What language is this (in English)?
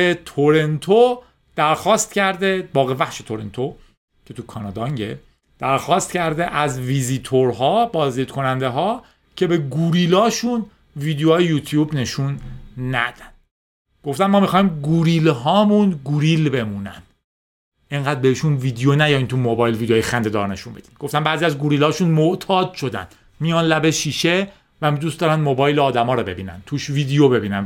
Persian